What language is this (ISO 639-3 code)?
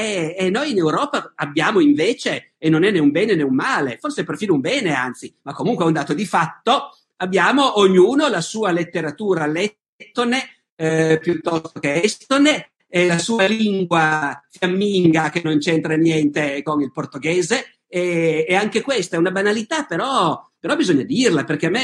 ita